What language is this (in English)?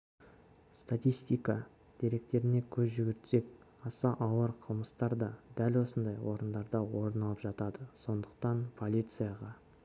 Kazakh